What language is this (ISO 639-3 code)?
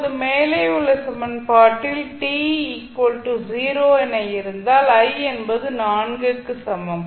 tam